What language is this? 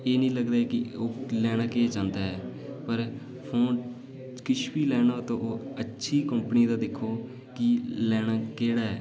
Dogri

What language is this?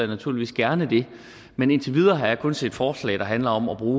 Danish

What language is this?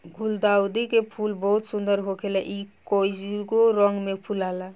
Bhojpuri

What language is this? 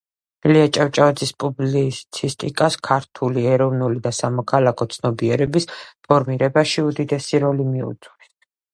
Georgian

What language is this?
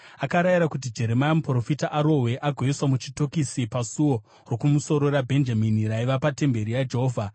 Shona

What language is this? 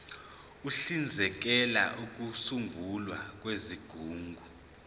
Zulu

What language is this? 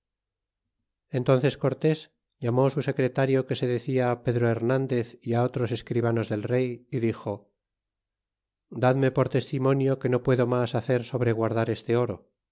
Spanish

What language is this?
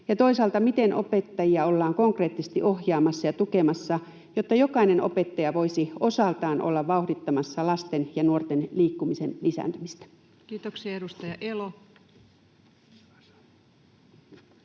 Finnish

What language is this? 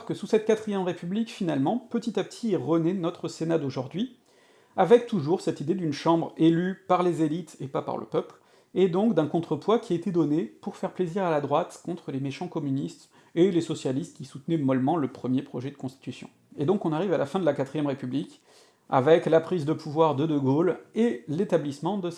French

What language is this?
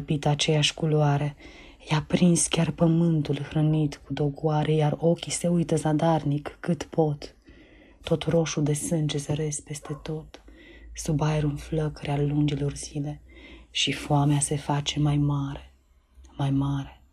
Romanian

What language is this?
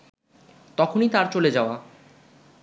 Bangla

